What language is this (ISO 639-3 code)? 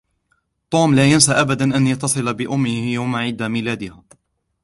ara